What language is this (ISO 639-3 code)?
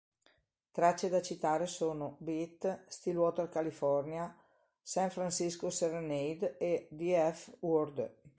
ita